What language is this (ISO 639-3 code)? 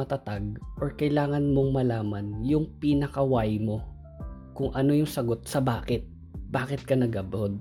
fil